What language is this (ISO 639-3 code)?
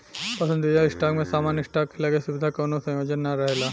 bho